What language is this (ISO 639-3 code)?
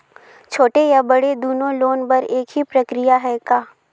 hne